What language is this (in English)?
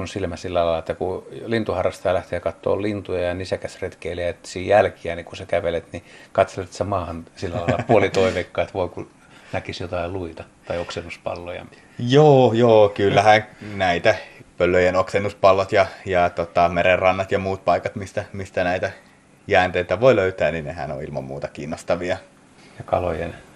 Finnish